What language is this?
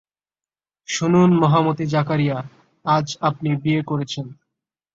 Bangla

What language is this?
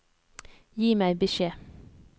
Norwegian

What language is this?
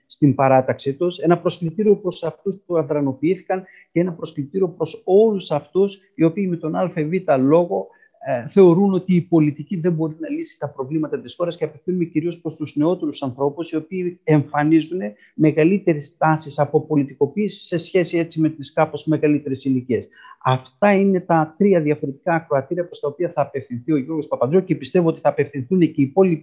Greek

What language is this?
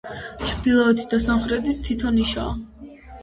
Georgian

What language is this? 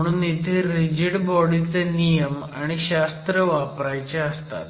Marathi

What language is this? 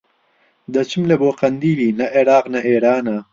Central Kurdish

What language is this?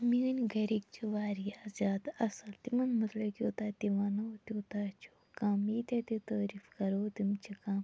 Kashmiri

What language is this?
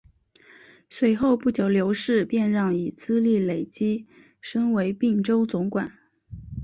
Chinese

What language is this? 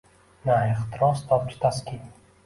Uzbek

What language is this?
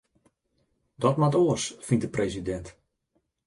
Western Frisian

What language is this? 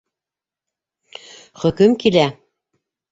Bashkir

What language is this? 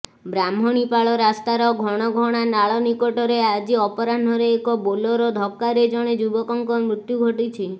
Odia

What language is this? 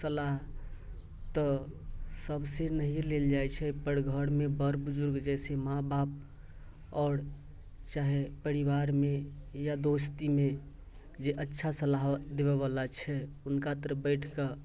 Maithili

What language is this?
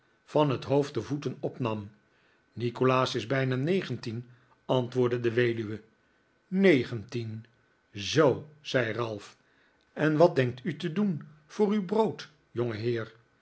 Dutch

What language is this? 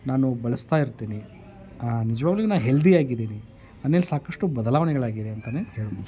Kannada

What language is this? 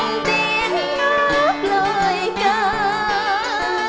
Vietnamese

